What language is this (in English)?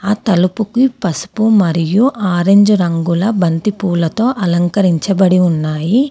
Telugu